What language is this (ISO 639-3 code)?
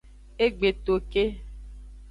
ajg